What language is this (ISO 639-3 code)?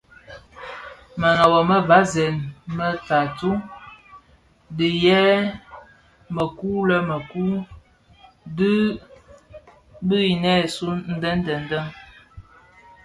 ksf